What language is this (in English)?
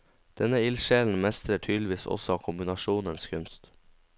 Norwegian